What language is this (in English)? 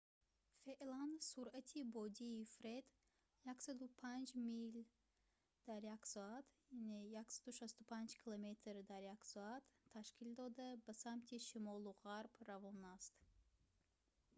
Tajik